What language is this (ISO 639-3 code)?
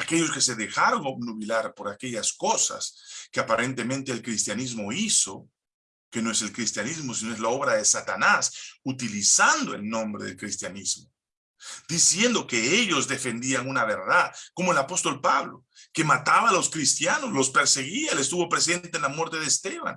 spa